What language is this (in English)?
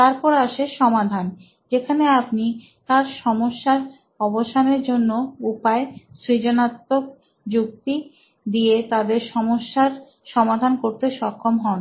Bangla